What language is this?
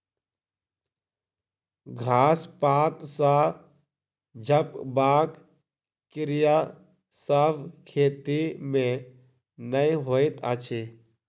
Maithili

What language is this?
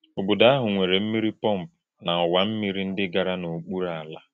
Igbo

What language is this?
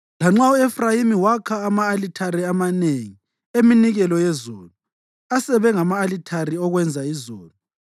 North Ndebele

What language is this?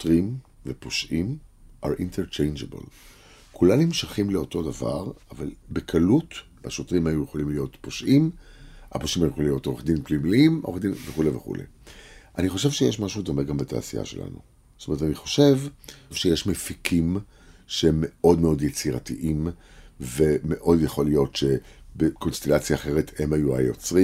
Hebrew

